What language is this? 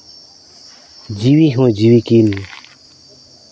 Santali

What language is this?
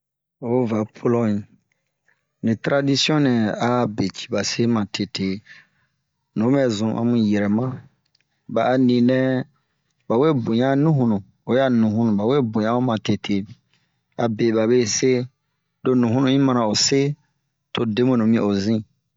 Bomu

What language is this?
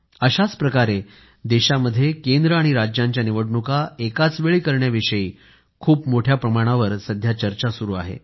Marathi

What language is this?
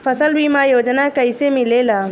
Bhojpuri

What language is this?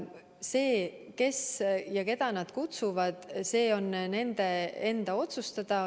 Estonian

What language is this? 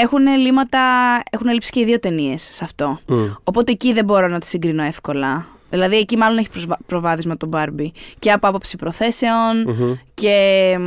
Greek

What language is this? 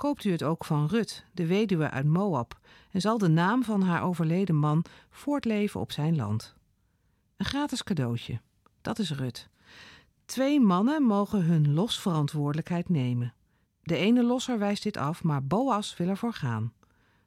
Dutch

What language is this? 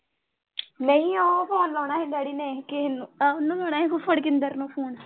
Punjabi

